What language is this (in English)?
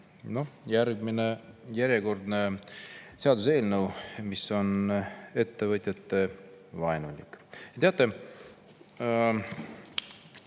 Estonian